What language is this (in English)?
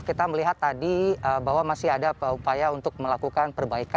Indonesian